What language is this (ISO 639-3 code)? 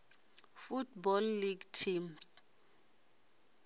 ven